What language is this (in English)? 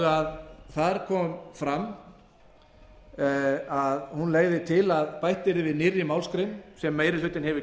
Icelandic